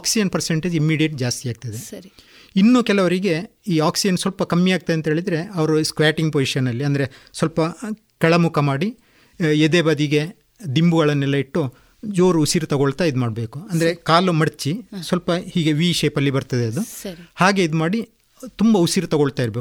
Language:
Kannada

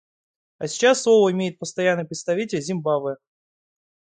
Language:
Russian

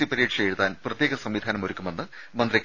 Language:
Malayalam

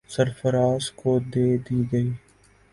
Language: Urdu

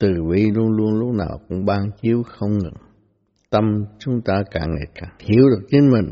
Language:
Vietnamese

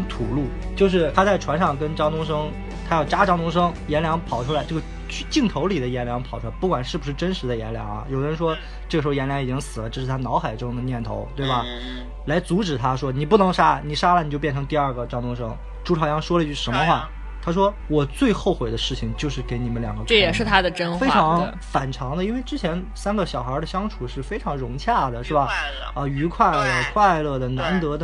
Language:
Chinese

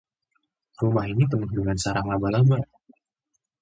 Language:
Indonesian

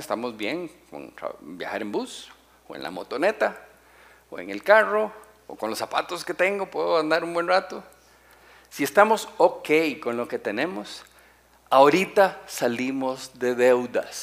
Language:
Spanish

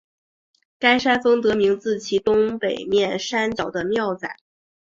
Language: Chinese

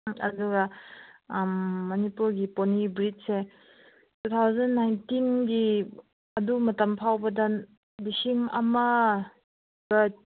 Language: Manipuri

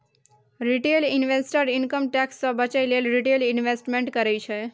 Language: Maithili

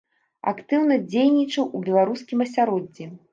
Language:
Belarusian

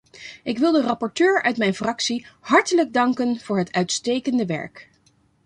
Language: Dutch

